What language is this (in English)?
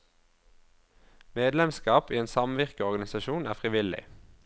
Norwegian